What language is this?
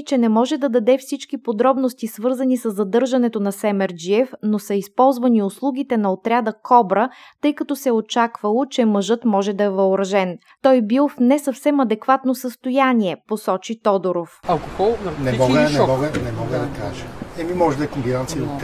Bulgarian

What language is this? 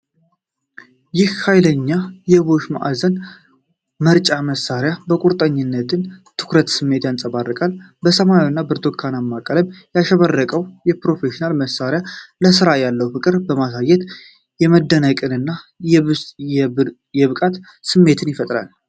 Amharic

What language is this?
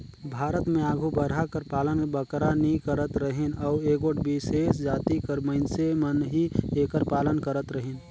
Chhattisgarhi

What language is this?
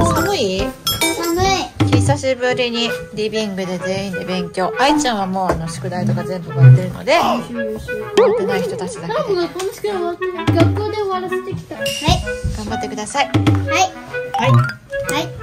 Japanese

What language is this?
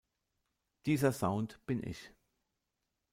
German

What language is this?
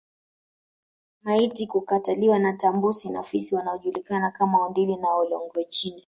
Swahili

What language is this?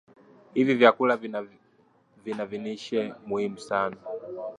Swahili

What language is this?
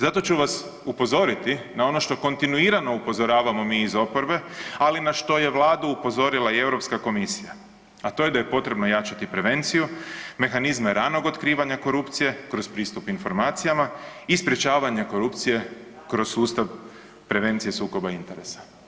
Croatian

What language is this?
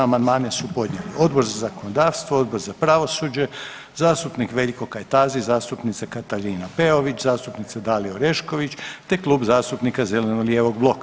Croatian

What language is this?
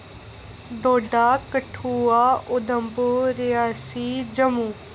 Dogri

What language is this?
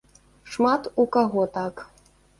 Belarusian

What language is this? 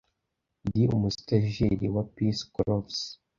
Kinyarwanda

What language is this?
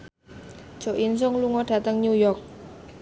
Javanese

